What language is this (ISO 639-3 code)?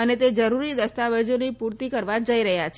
guj